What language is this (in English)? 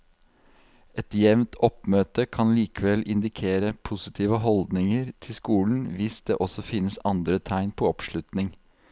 Norwegian